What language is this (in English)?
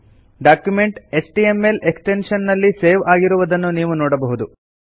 Kannada